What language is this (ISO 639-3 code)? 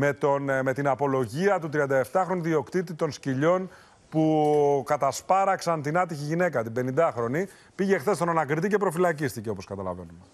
ell